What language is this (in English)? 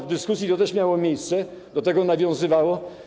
Polish